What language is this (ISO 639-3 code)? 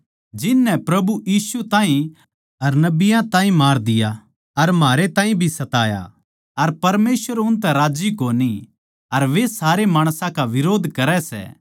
bgc